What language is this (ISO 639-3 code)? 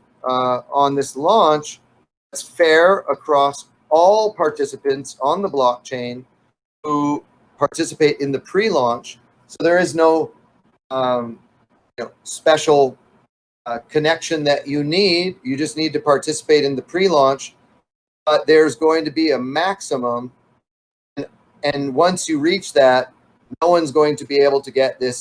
eng